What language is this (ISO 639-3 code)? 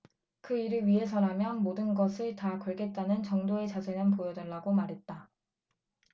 kor